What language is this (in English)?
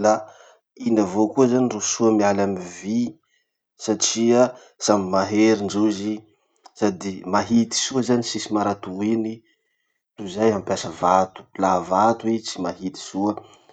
Masikoro Malagasy